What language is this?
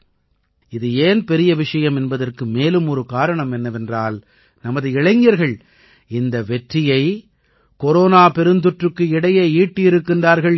Tamil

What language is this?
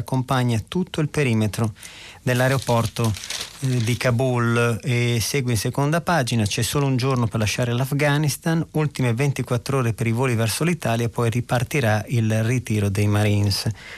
Italian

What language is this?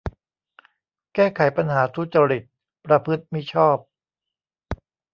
Thai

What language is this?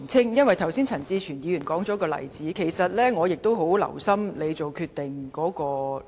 Cantonese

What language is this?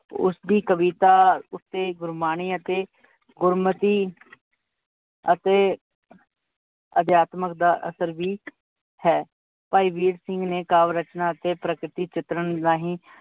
Punjabi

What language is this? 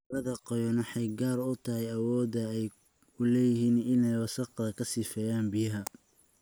Somali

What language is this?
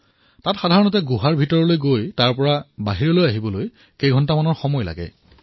Assamese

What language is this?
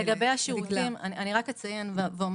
Hebrew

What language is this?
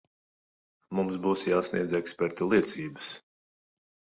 Latvian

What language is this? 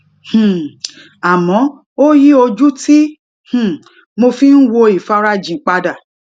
Yoruba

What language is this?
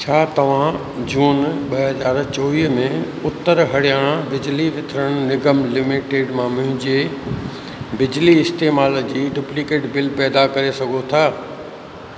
Sindhi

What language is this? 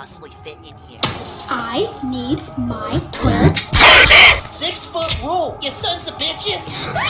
English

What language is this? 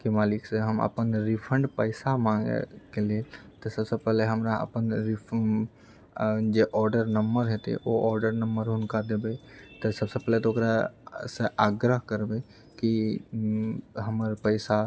Maithili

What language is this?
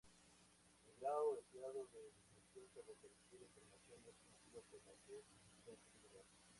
Spanish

